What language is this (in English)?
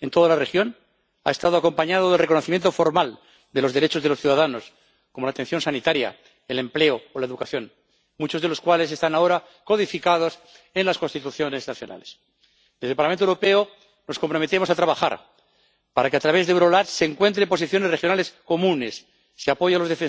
Spanish